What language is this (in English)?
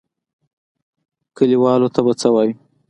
Pashto